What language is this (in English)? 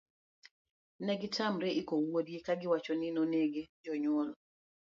Luo (Kenya and Tanzania)